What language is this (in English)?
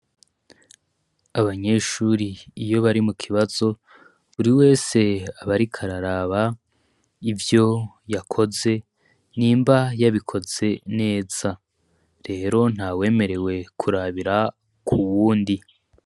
Rundi